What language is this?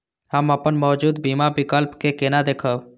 Maithili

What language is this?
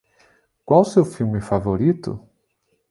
Portuguese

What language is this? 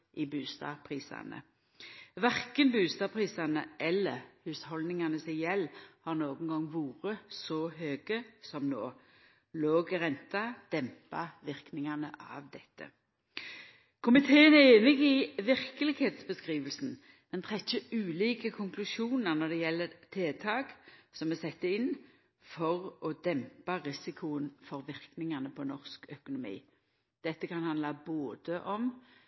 Norwegian Nynorsk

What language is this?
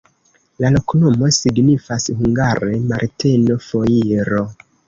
Esperanto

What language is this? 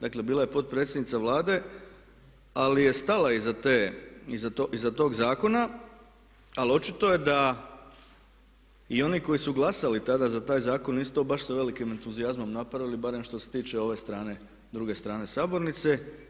Croatian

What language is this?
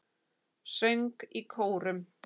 Icelandic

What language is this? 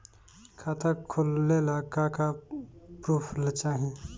Bhojpuri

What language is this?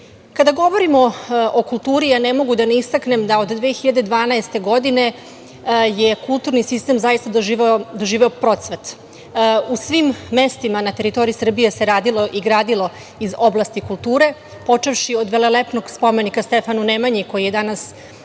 Serbian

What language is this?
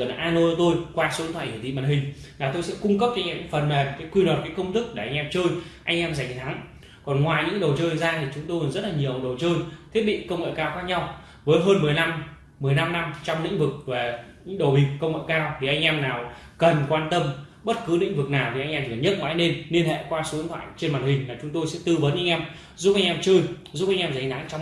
Vietnamese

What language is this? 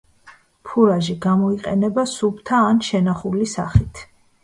Georgian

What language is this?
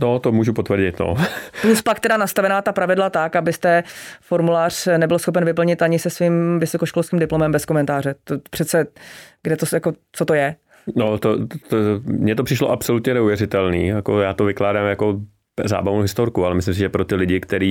Czech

